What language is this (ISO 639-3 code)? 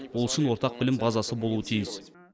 kaz